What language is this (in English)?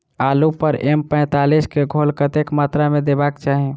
Maithili